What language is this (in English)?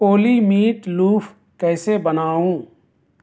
Urdu